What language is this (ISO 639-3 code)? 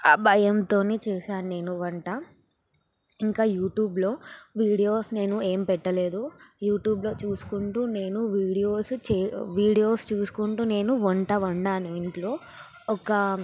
tel